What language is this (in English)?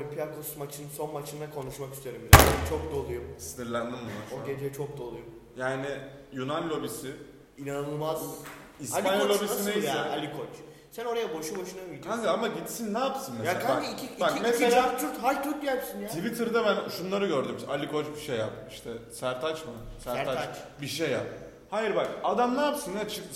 Turkish